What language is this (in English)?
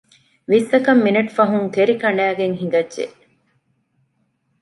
Divehi